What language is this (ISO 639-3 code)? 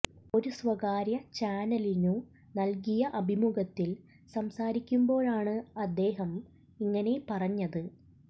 mal